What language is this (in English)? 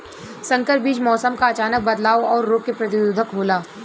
Bhojpuri